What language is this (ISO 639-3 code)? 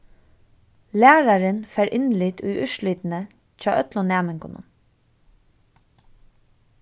fao